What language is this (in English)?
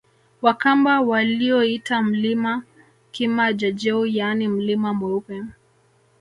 Swahili